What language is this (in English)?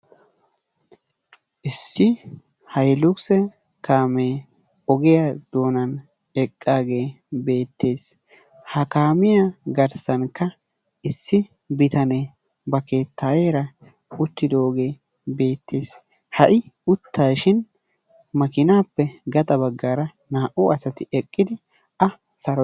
Wolaytta